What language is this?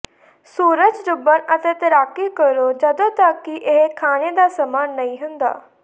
Punjabi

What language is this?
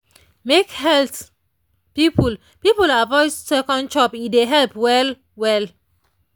Nigerian Pidgin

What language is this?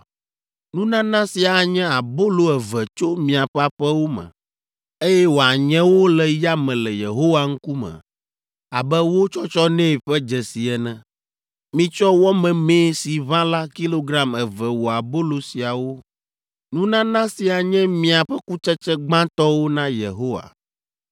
Ewe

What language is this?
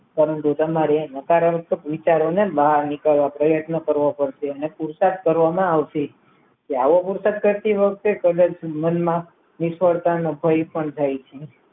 Gujarati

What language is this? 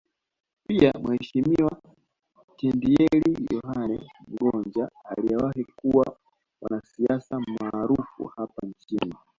Swahili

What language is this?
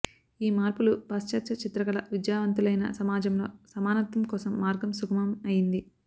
Telugu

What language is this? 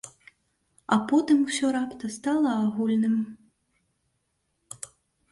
Belarusian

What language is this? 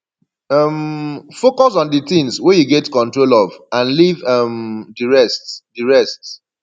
Nigerian Pidgin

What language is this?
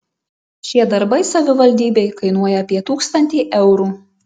Lithuanian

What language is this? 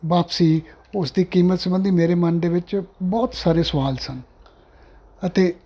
Punjabi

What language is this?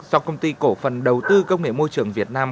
Vietnamese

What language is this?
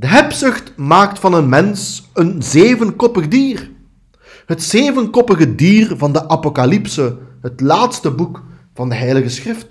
Dutch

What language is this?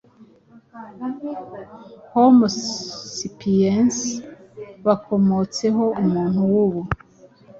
Kinyarwanda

